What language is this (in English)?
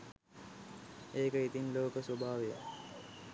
Sinhala